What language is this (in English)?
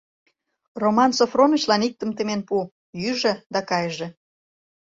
Mari